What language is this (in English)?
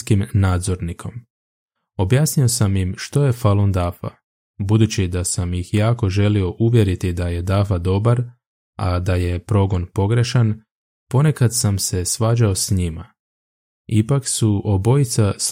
Croatian